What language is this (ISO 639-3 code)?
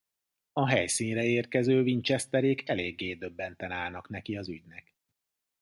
hun